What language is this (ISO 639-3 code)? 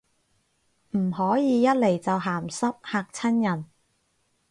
yue